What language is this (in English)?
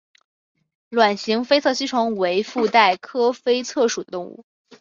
Chinese